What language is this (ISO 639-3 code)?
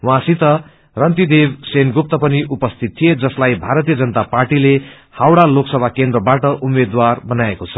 nep